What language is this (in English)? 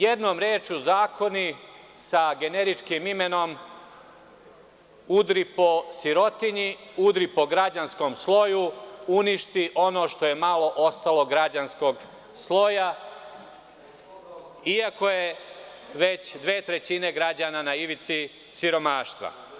Serbian